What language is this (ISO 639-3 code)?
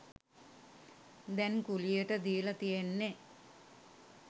sin